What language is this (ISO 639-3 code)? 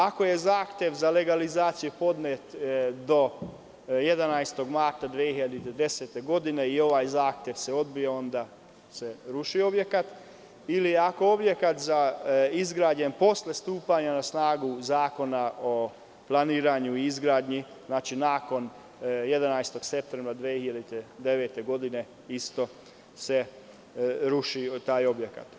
srp